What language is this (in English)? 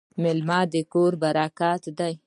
Pashto